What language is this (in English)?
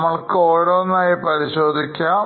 Malayalam